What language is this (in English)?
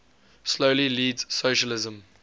English